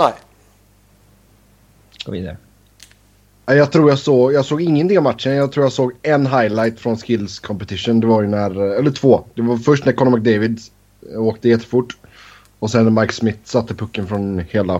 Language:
Swedish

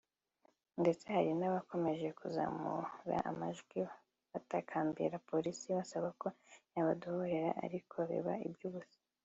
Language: Kinyarwanda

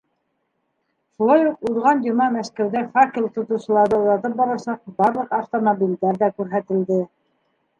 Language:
Bashkir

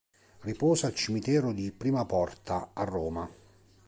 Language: Italian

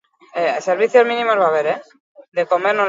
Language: Basque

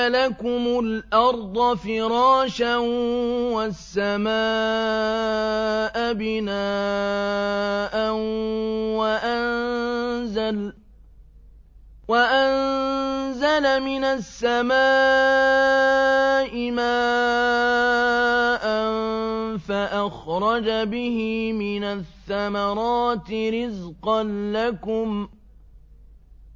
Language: Arabic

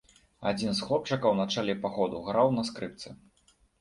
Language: Belarusian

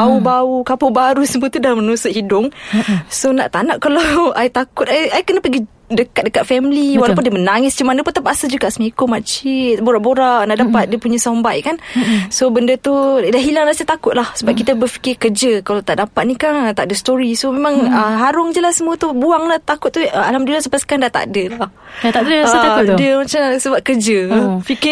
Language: Malay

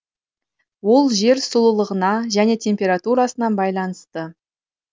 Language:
Kazakh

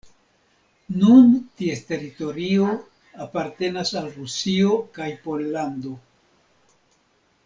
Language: Esperanto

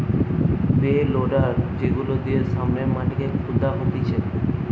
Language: Bangla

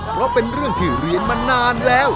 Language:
Thai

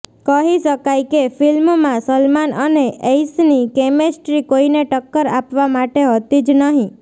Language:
Gujarati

